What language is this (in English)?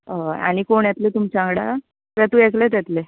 Konkani